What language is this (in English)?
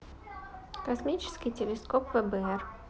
Russian